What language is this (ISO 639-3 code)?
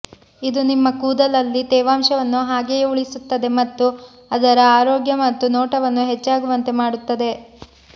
kan